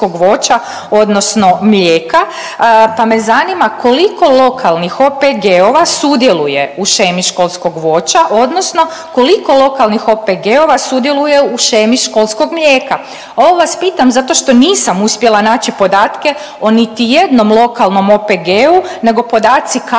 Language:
Croatian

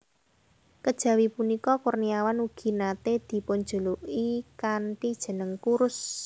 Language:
Javanese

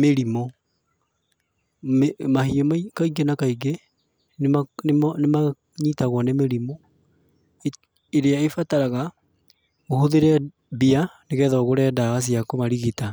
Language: Kikuyu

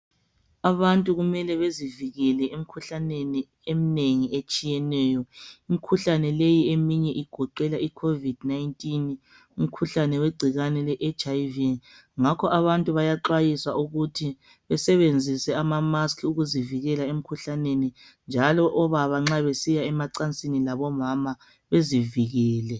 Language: North Ndebele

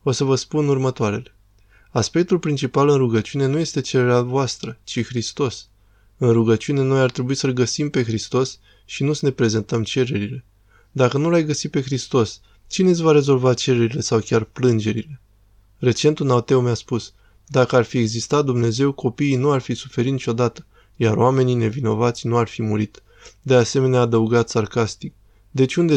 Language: Romanian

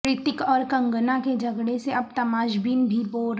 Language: Urdu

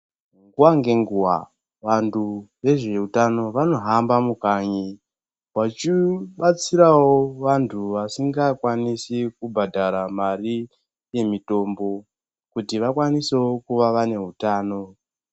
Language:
Ndau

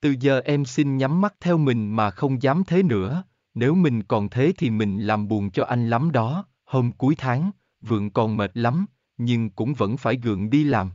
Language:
Vietnamese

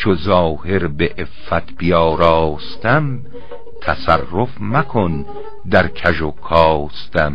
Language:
Persian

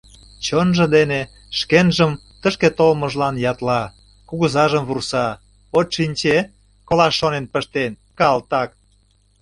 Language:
Mari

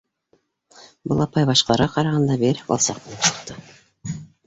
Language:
Bashkir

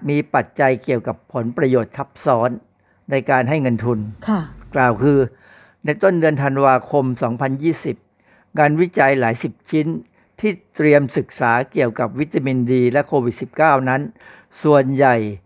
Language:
Thai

